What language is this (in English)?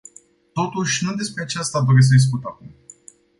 Romanian